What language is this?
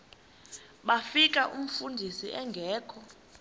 Xhosa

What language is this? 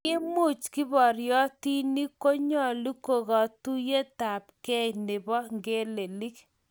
Kalenjin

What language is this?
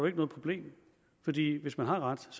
Danish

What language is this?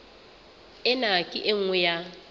Southern Sotho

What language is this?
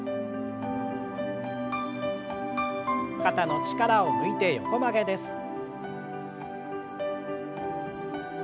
Japanese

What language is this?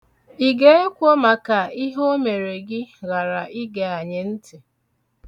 Igbo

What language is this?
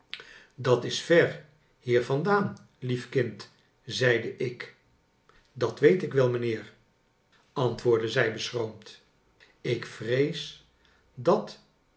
Dutch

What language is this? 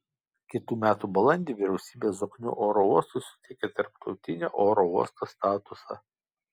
Lithuanian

